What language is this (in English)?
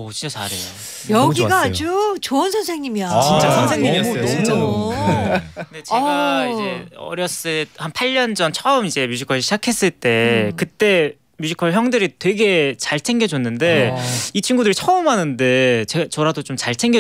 Korean